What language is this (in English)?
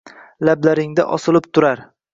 Uzbek